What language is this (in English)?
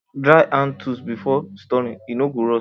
Nigerian Pidgin